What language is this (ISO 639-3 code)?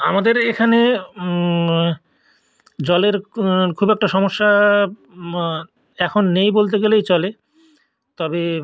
ben